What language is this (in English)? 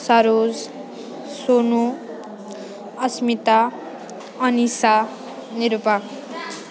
Nepali